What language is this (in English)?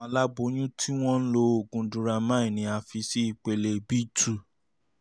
Yoruba